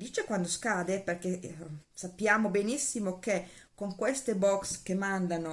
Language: Italian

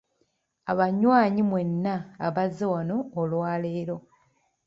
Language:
Ganda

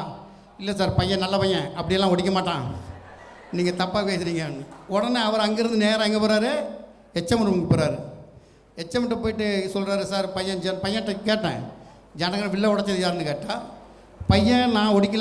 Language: Indonesian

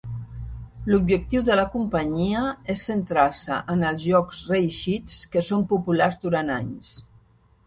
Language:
Catalan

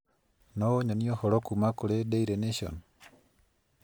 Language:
Kikuyu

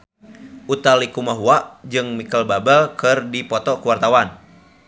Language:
Sundanese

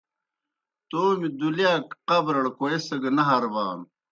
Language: Kohistani Shina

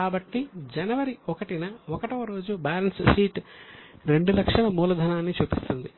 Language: Telugu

